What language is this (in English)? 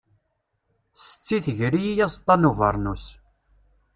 Kabyle